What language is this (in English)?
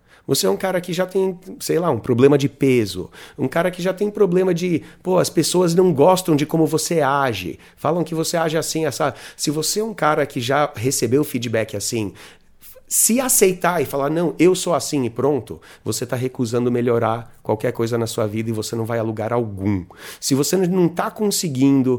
Portuguese